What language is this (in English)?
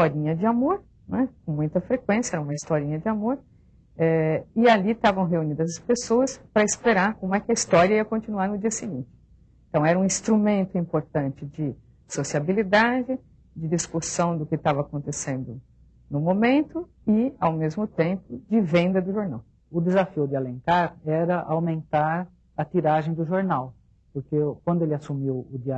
Portuguese